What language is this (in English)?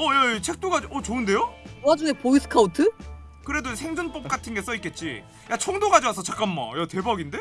Korean